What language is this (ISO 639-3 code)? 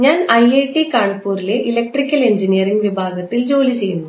mal